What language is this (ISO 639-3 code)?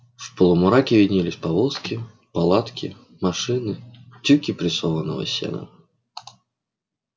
rus